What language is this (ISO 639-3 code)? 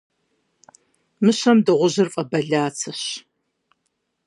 kbd